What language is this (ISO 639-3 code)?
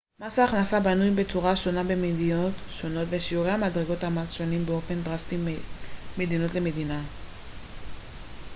heb